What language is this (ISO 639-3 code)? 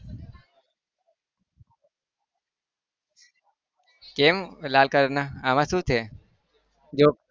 guj